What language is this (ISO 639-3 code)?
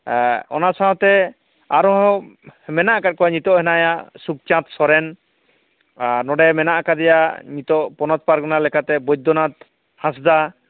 sat